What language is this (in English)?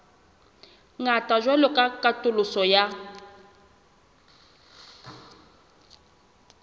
Southern Sotho